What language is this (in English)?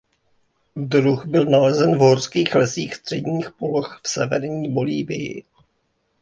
Czech